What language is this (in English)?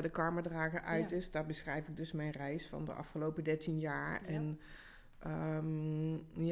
Dutch